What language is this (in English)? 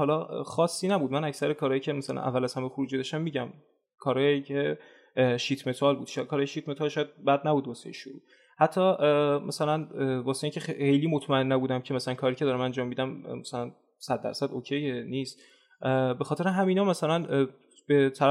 Persian